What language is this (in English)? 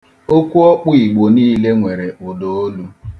Igbo